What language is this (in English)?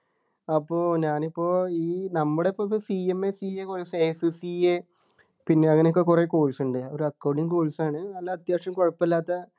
Malayalam